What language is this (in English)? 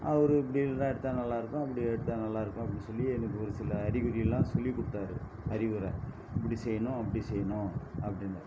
Tamil